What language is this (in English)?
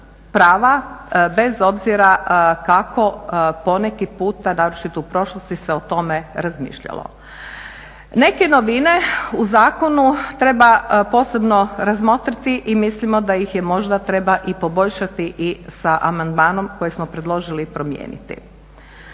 Croatian